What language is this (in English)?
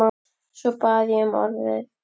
Icelandic